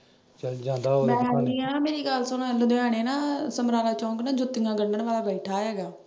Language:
Punjabi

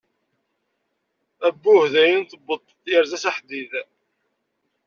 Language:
Kabyle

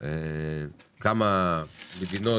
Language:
Hebrew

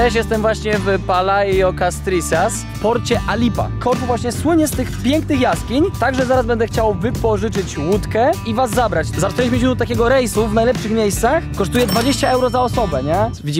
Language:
Polish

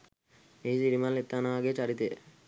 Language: Sinhala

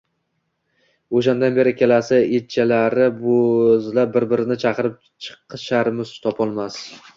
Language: Uzbek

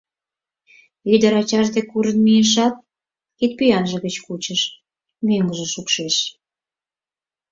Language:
Mari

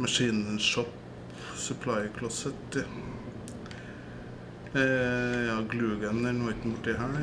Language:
Norwegian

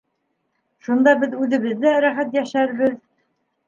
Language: Bashkir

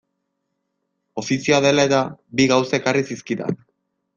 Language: Basque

